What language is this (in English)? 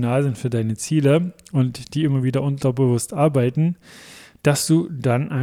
German